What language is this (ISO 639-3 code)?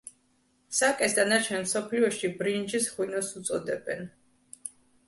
kat